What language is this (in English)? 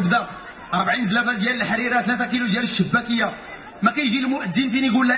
Arabic